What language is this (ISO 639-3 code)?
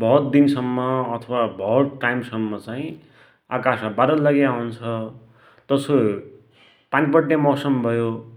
dty